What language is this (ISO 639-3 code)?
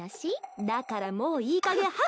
jpn